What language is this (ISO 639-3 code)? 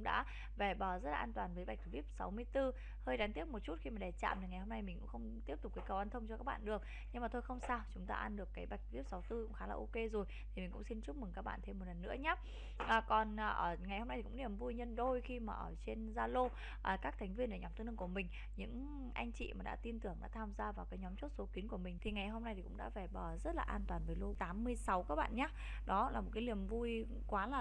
vie